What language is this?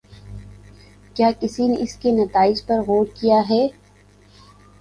Urdu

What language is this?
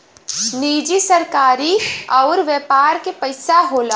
Bhojpuri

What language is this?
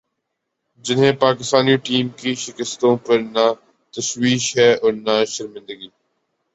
Urdu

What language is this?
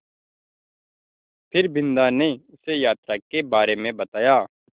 Hindi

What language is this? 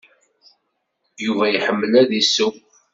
Kabyle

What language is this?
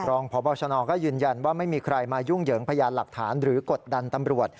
Thai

